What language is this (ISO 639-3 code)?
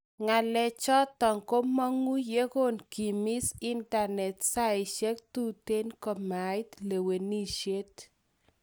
kln